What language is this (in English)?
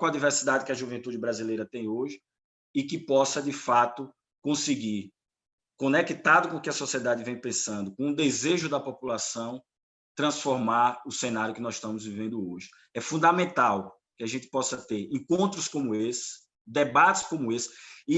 Portuguese